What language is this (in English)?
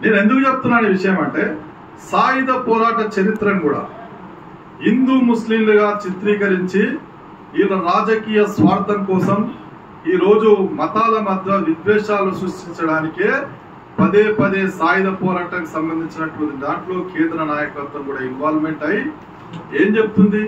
Telugu